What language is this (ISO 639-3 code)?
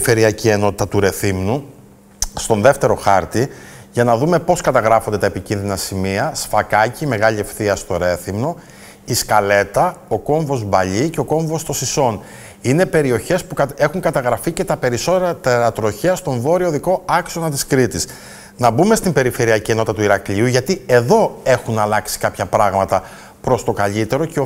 ell